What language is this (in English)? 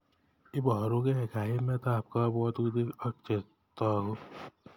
Kalenjin